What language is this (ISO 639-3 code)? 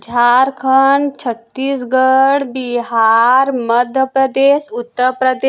hin